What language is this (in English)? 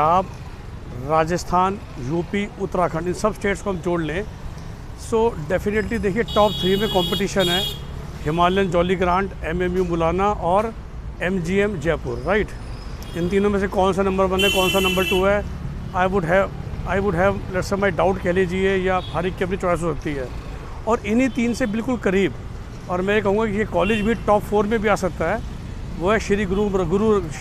Hindi